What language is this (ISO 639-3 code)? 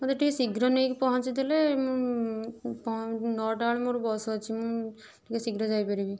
ori